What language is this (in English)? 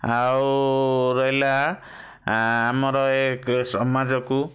Odia